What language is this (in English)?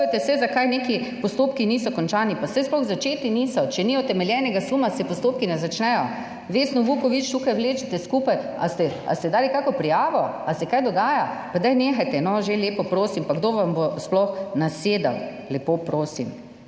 Slovenian